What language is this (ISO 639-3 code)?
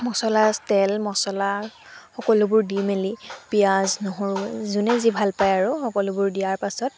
asm